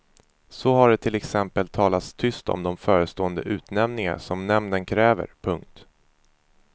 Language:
Swedish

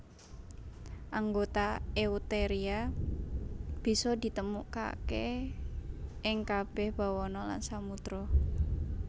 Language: Javanese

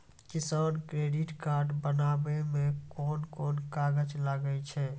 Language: Maithili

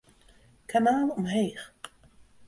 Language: Western Frisian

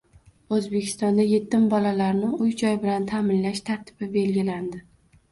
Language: Uzbek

